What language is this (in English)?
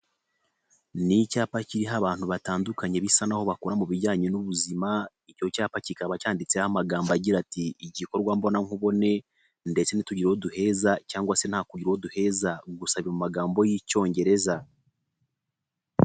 Kinyarwanda